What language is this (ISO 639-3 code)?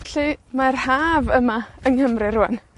cym